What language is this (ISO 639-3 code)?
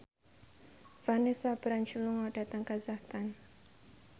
jav